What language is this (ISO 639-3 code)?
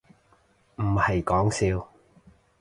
yue